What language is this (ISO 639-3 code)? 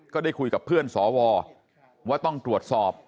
tha